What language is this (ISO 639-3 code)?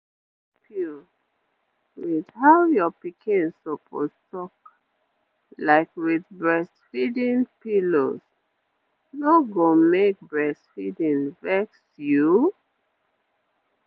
pcm